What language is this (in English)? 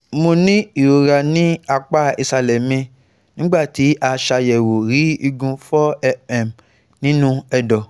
Yoruba